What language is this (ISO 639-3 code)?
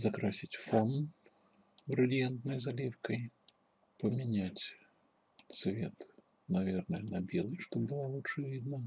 rus